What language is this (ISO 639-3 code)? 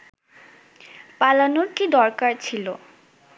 ben